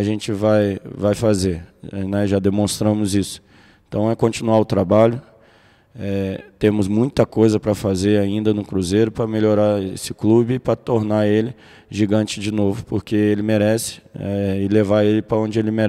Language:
Portuguese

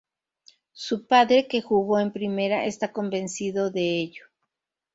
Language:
Spanish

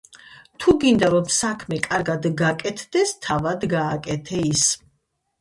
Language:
Georgian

